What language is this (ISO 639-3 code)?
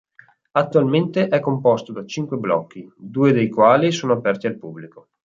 ita